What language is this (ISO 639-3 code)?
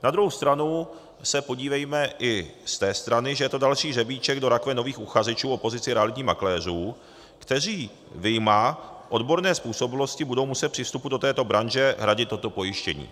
ces